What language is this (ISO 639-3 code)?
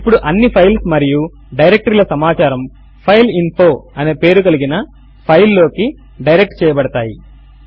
tel